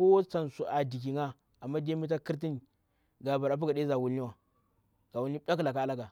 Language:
Bura-Pabir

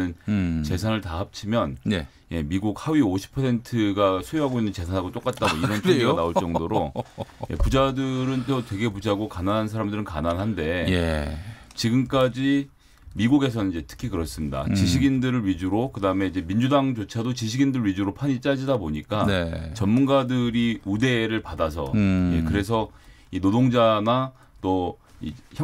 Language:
Korean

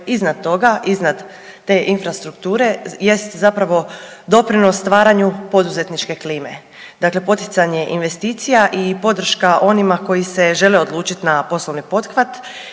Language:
Croatian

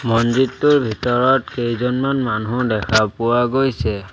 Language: Assamese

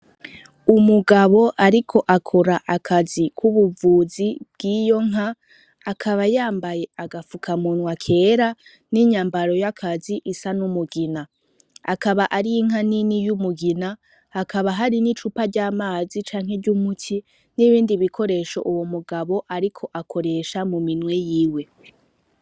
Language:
Rundi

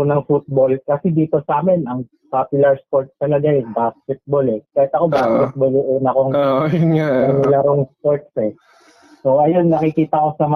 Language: Filipino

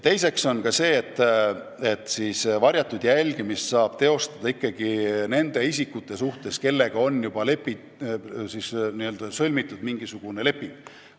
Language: Estonian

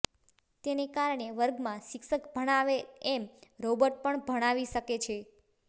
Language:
Gujarati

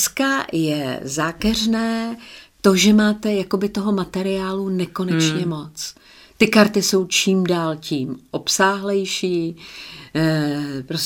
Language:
Czech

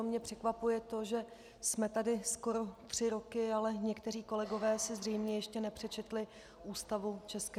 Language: Czech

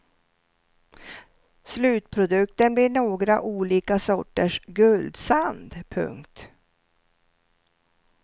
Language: Swedish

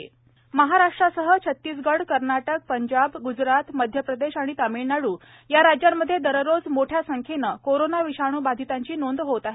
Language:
Marathi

